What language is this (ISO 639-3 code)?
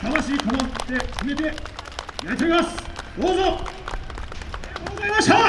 jpn